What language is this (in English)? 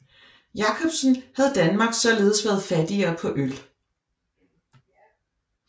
Danish